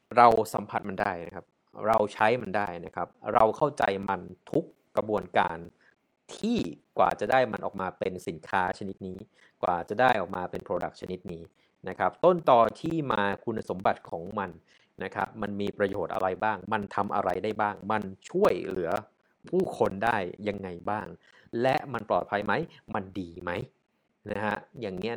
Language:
Thai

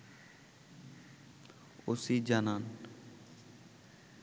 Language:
Bangla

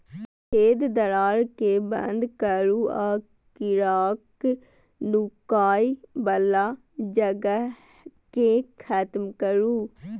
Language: Maithili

